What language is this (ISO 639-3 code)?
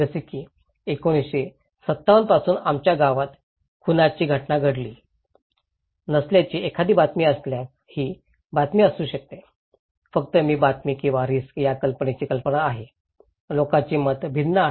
mar